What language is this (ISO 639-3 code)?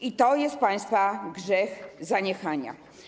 pol